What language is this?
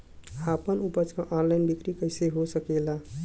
Bhojpuri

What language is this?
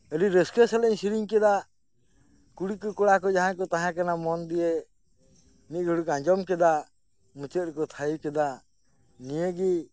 Santali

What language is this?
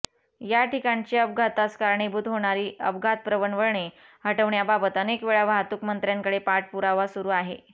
Marathi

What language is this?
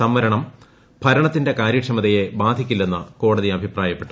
Malayalam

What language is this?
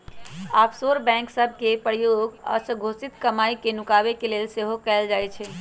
Magahi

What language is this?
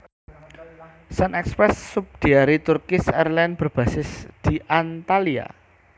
Javanese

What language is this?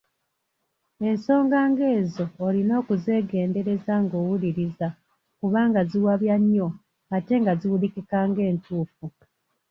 Ganda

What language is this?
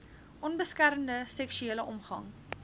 Afrikaans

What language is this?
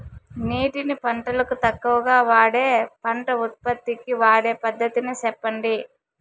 Telugu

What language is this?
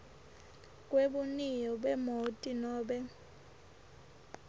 Swati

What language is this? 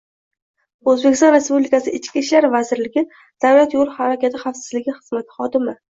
Uzbek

